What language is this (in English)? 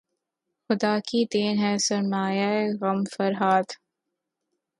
Urdu